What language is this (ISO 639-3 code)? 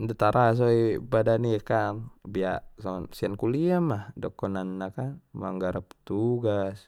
btm